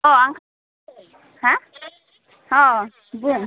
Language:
Bodo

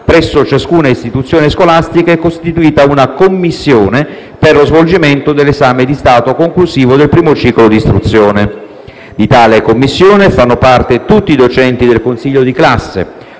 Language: Italian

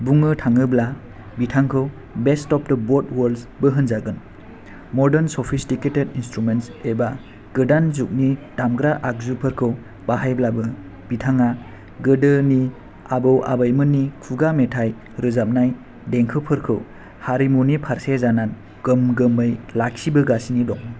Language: Bodo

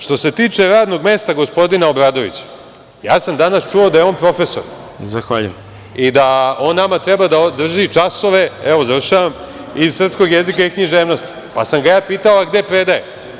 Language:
Serbian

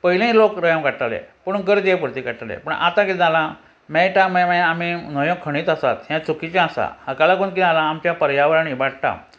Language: Konkani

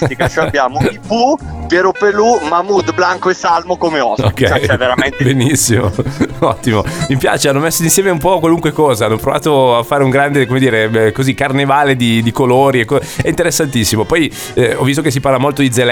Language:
Italian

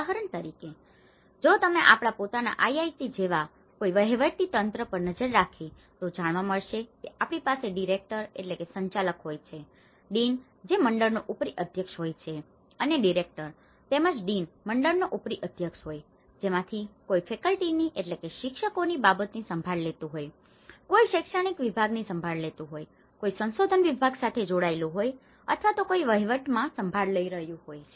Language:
Gujarati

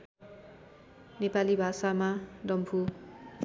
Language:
Nepali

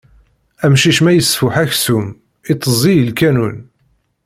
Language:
Kabyle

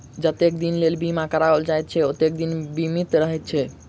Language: Maithili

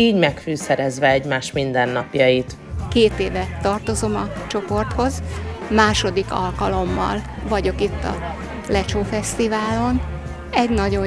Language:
Hungarian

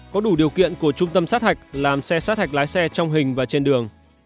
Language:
Vietnamese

